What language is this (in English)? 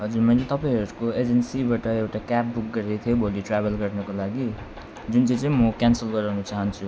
Nepali